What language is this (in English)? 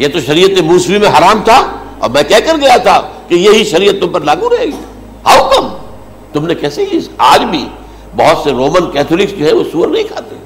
Urdu